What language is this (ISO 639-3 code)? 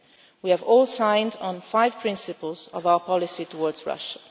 eng